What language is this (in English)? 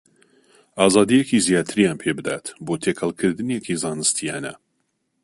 Central Kurdish